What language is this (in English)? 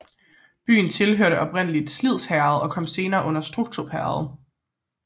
Danish